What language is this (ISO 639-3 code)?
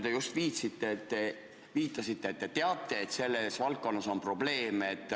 est